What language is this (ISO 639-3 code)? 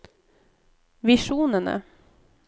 nor